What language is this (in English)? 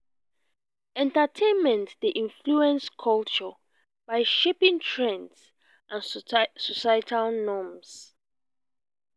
Nigerian Pidgin